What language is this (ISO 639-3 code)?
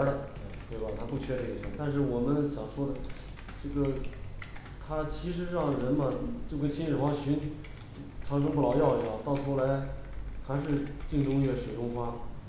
zho